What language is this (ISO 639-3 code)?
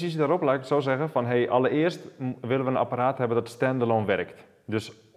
nld